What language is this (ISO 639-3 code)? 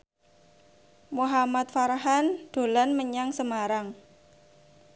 jav